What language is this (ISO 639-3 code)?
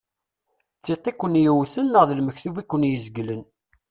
kab